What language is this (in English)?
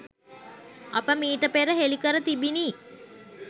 Sinhala